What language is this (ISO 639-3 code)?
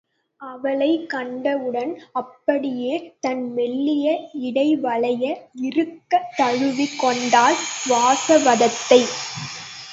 tam